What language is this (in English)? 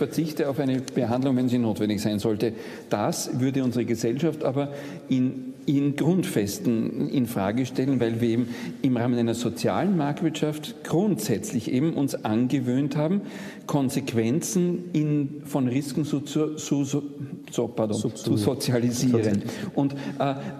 German